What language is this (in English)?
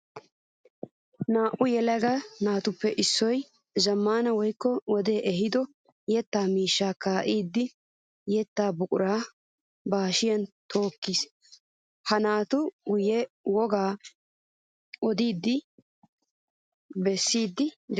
Wolaytta